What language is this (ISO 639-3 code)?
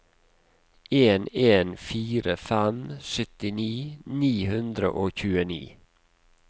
nor